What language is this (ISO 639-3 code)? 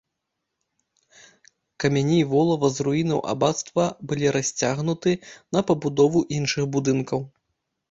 bel